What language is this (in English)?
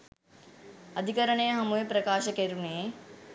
Sinhala